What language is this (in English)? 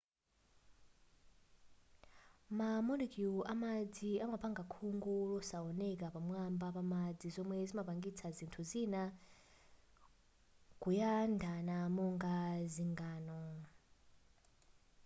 Nyanja